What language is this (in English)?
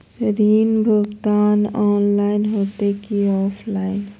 Magahi